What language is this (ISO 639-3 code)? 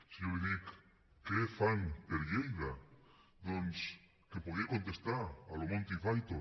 cat